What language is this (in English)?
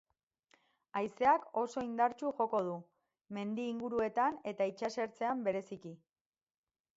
Basque